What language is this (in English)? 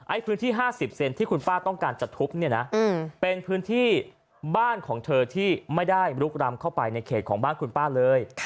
Thai